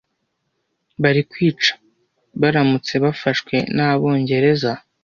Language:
Kinyarwanda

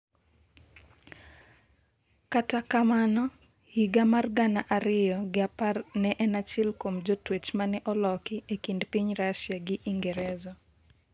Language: Luo (Kenya and Tanzania)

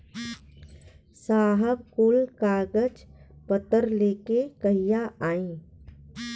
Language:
Bhojpuri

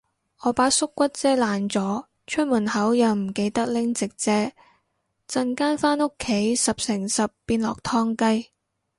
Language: Cantonese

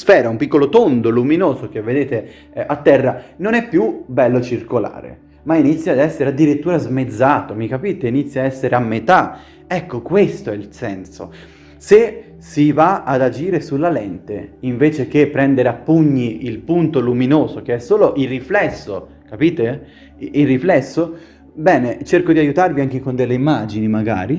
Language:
Italian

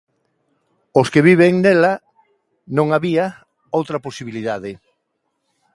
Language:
Galician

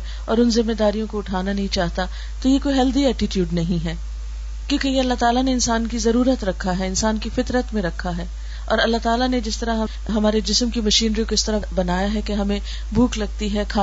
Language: Urdu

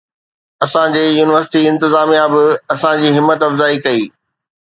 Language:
Sindhi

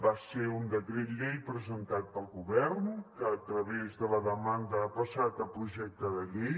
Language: Catalan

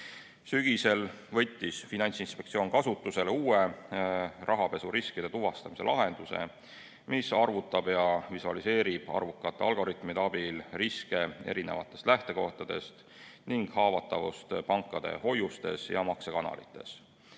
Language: Estonian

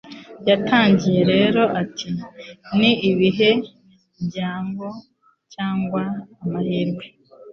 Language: Kinyarwanda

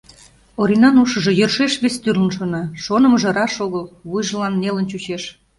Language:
Mari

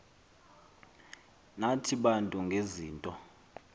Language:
Xhosa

